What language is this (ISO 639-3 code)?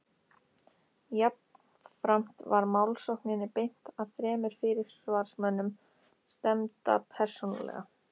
isl